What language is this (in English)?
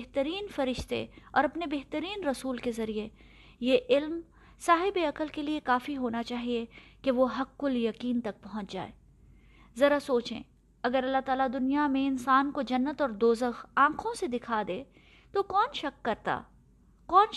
Urdu